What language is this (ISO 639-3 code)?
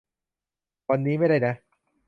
tha